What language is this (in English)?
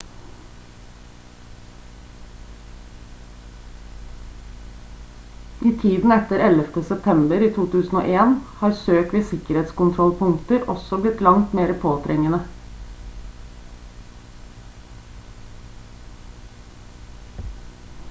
Norwegian Bokmål